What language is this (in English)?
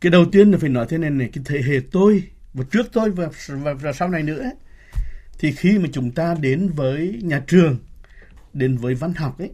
Vietnamese